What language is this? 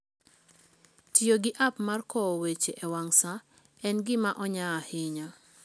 Luo (Kenya and Tanzania)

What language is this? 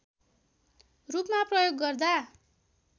Nepali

